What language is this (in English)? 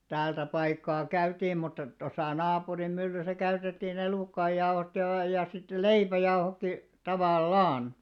Finnish